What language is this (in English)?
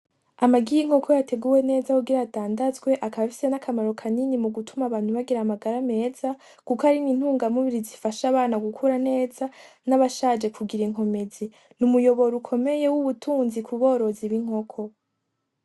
Rundi